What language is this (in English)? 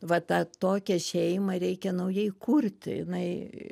Lithuanian